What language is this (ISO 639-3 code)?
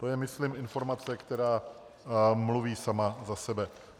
ces